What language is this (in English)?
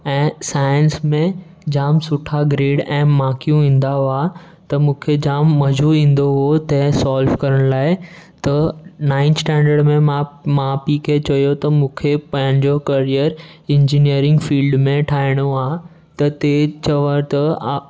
Sindhi